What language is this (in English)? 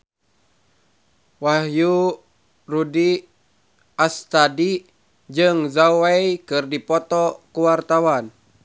Sundanese